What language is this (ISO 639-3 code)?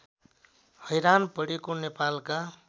nep